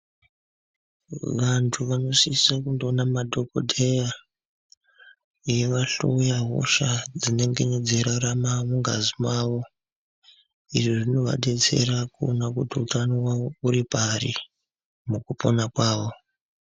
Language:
Ndau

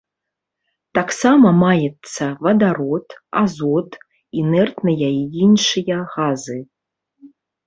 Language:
Belarusian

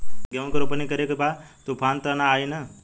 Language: Bhojpuri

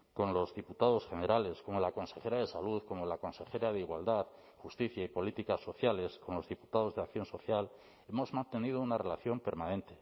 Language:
Spanish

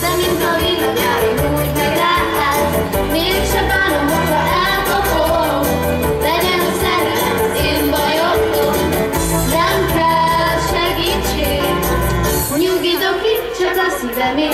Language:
Spanish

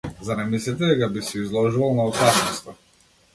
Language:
Macedonian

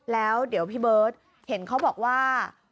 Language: Thai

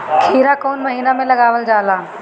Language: Bhojpuri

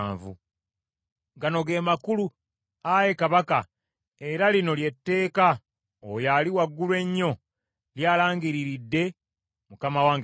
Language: Ganda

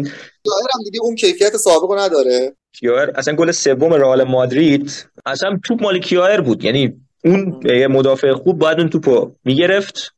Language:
Persian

